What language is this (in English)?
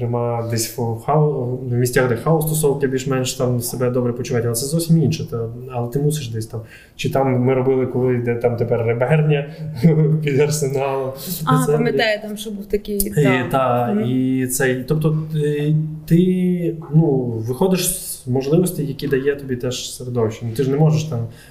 Ukrainian